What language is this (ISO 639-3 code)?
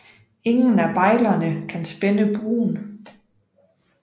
dan